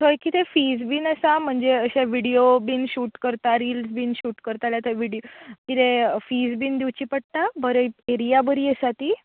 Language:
Konkani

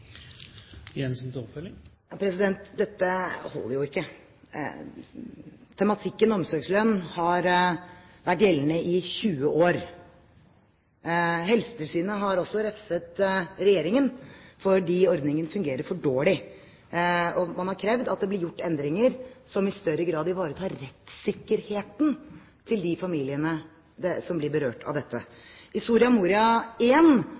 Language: Norwegian Bokmål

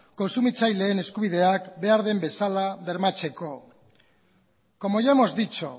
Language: Basque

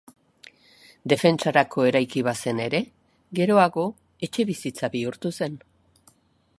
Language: Basque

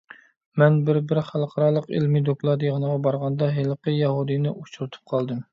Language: Uyghur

